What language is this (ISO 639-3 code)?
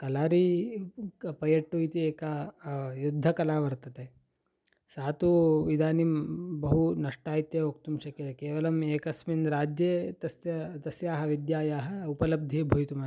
san